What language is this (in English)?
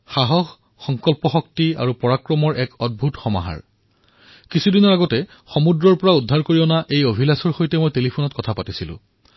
Assamese